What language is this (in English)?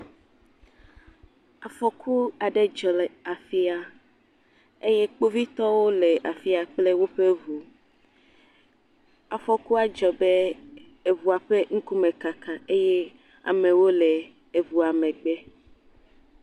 Ewe